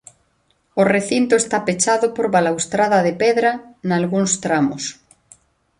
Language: Galician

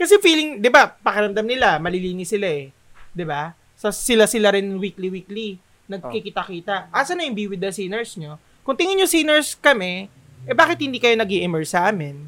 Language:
Filipino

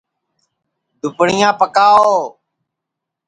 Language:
Sansi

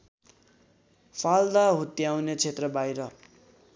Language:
Nepali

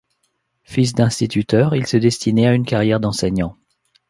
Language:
French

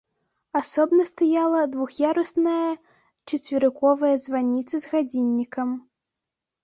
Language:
Belarusian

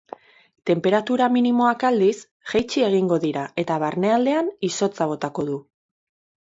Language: Basque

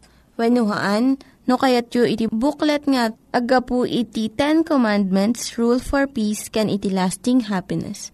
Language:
Filipino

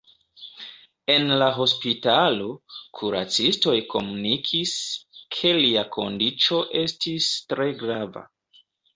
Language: Esperanto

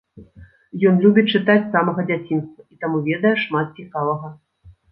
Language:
Belarusian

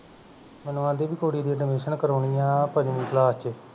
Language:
Punjabi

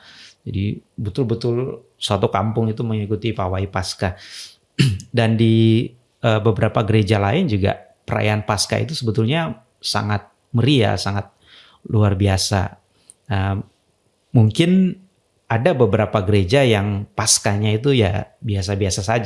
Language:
Indonesian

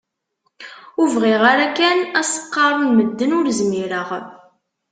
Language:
Kabyle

